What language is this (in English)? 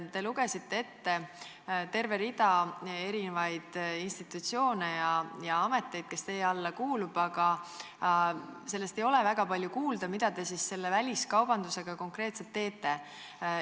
Estonian